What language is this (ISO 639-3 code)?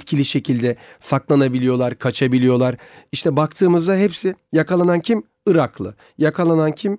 tur